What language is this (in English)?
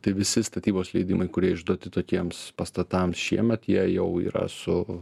Lithuanian